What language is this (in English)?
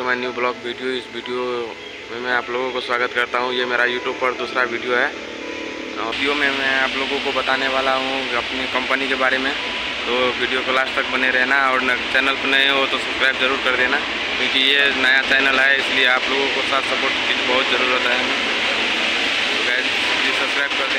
Hindi